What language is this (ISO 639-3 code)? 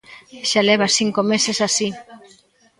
glg